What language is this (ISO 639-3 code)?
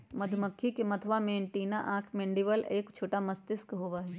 mag